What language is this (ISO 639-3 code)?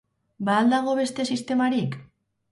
eus